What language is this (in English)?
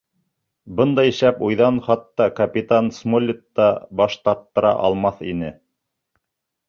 Bashkir